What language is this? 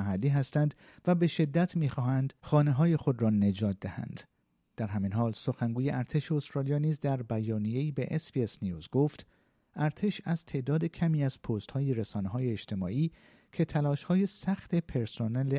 Persian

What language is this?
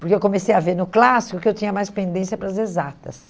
Portuguese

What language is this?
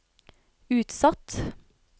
Norwegian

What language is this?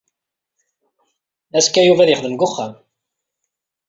Kabyle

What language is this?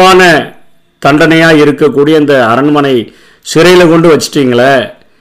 Tamil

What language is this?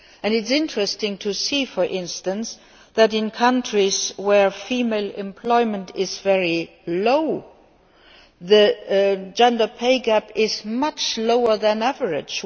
English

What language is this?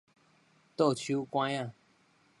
Min Nan Chinese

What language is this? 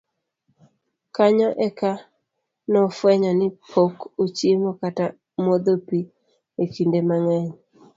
Luo (Kenya and Tanzania)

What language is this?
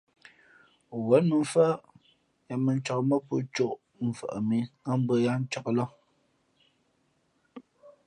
Fe'fe'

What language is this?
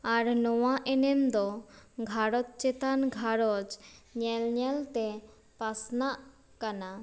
Santali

